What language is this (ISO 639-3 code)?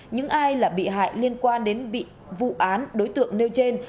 vie